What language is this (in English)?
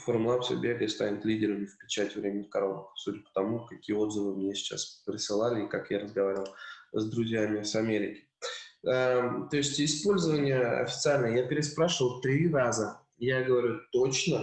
Russian